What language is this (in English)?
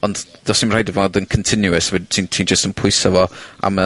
Welsh